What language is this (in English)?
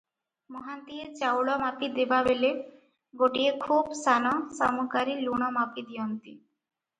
Odia